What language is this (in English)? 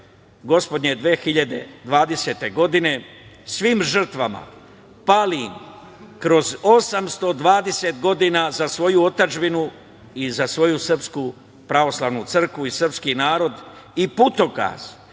Serbian